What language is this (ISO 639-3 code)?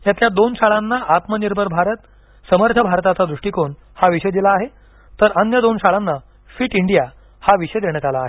mar